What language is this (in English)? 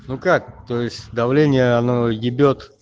Russian